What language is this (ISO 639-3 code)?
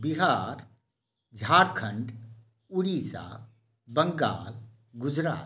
mai